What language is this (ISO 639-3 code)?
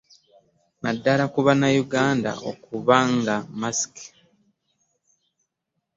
lug